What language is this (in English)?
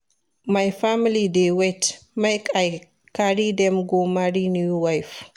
Nigerian Pidgin